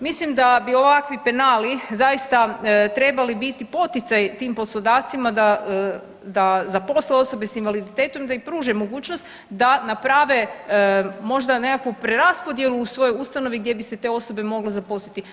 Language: Croatian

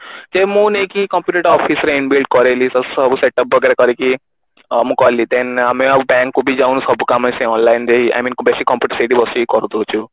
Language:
Odia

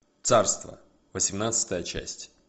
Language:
Russian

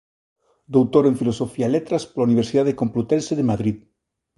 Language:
Galician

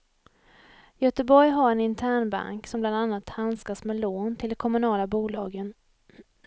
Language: Swedish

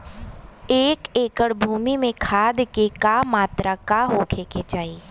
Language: Bhojpuri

